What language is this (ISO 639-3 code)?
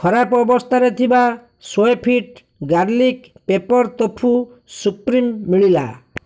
ori